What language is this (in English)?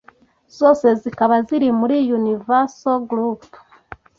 Kinyarwanda